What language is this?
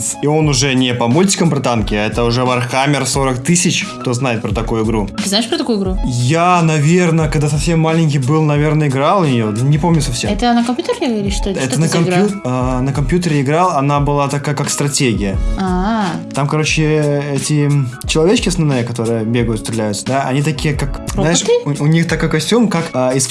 Russian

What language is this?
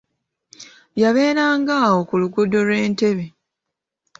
Ganda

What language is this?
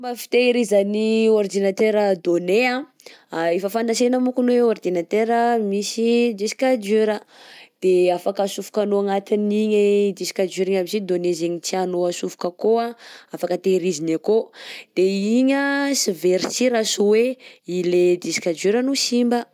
Southern Betsimisaraka Malagasy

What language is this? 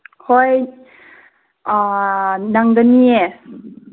Manipuri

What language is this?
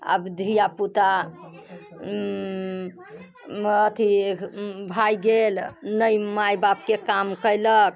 Maithili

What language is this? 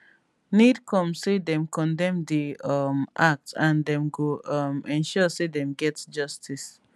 Nigerian Pidgin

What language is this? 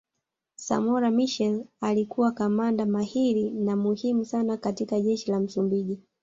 Swahili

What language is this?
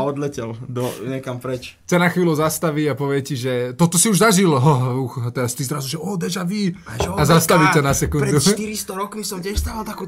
Slovak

